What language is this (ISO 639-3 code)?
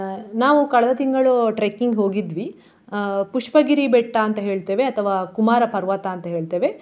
kan